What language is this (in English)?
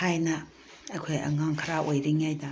Manipuri